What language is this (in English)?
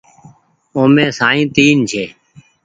Goaria